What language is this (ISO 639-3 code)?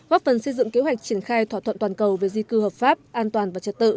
vie